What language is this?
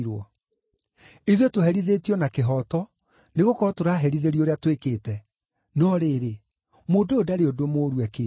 Kikuyu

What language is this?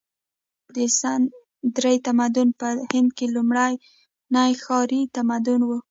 Pashto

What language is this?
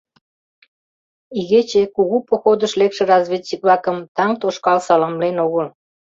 Mari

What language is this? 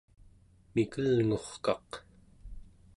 Central Yupik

